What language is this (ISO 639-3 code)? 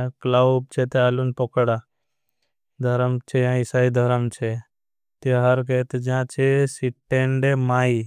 bhb